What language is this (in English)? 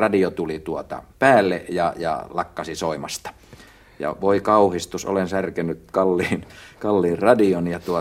Finnish